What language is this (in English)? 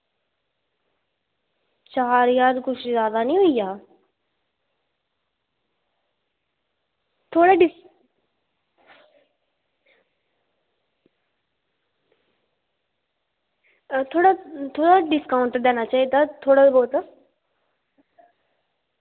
Dogri